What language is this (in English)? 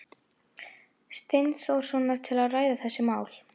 Icelandic